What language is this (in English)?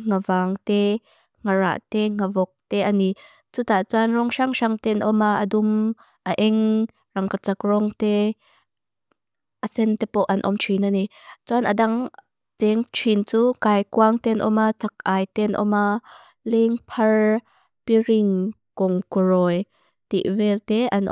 Mizo